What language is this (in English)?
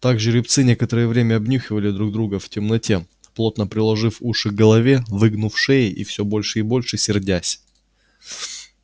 Russian